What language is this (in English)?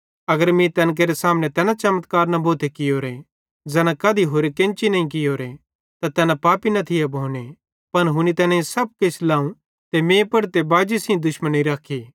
Bhadrawahi